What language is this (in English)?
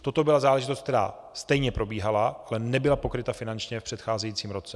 Czech